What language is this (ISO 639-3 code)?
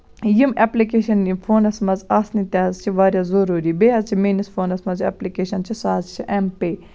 kas